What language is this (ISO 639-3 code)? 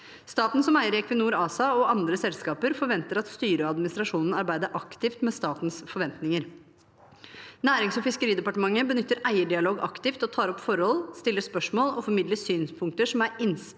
nor